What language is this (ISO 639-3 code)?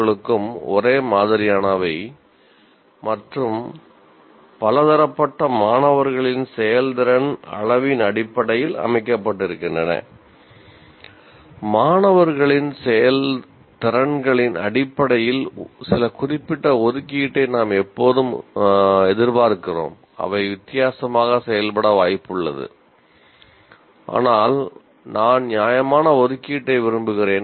tam